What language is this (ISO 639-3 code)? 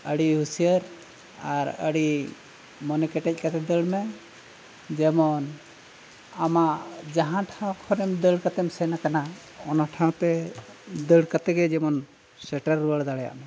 sat